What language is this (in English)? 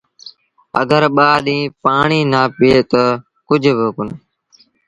Sindhi Bhil